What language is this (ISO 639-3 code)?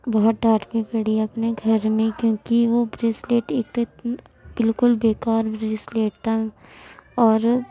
urd